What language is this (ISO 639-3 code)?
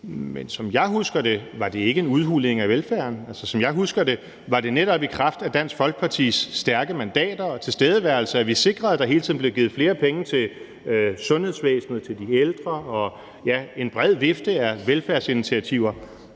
dan